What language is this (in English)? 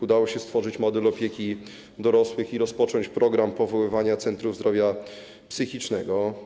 Polish